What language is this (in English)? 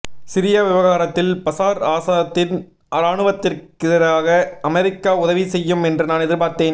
Tamil